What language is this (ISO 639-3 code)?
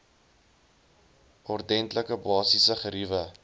afr